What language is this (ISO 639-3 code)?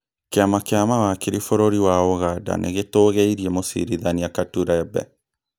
kik